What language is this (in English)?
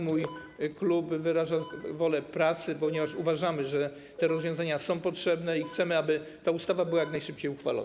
Polish